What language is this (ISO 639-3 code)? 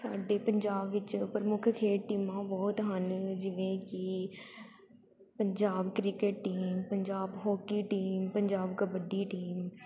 pan